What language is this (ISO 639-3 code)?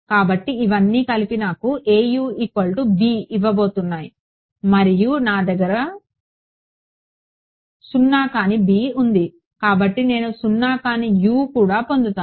tel